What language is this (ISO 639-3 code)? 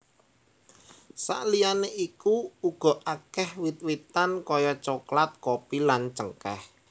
jav